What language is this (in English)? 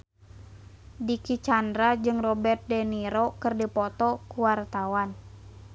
Sundanese